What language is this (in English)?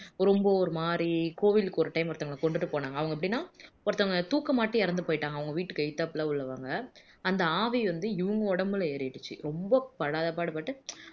Tamil